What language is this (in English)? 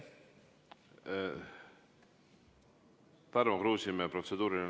Estonian